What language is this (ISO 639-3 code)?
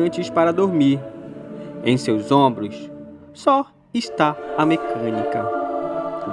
por